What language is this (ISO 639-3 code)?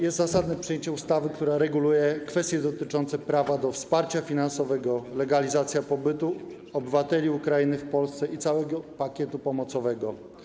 pol